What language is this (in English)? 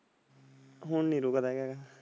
Punjabi